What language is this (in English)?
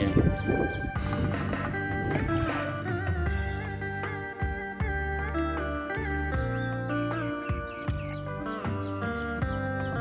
Vietnamese